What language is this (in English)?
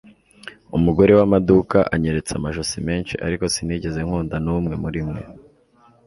Kinyarwanda